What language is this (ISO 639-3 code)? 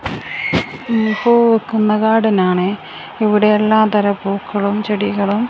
mal